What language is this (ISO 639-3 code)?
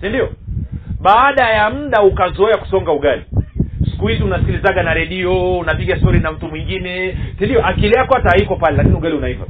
swa